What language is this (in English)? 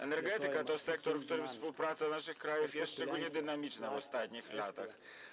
Polish